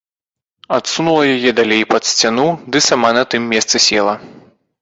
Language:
Belarusian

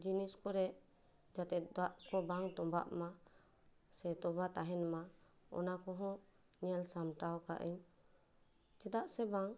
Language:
Santali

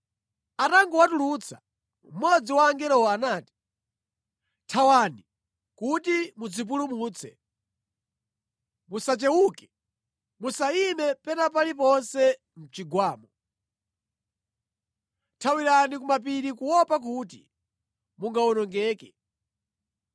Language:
Nyanja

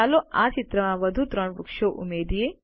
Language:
Gujarati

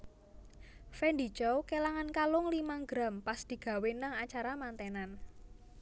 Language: Javanese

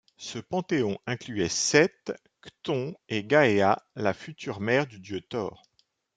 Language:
French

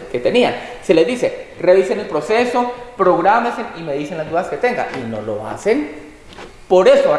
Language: Spanish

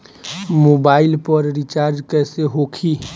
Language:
Bhojpuri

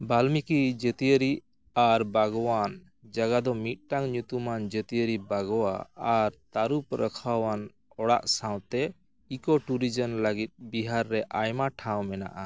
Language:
Santali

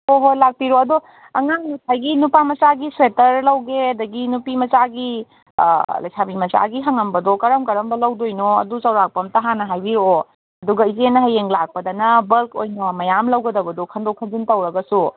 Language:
Manipuri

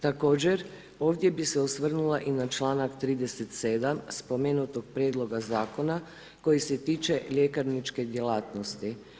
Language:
Croatian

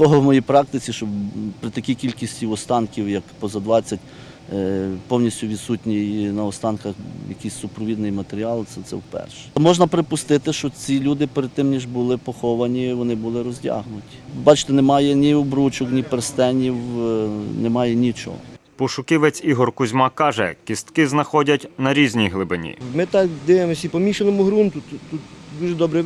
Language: Ukrainian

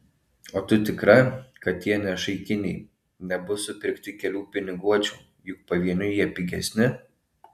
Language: Lithuanian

